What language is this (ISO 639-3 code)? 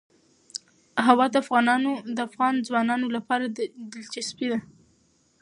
pus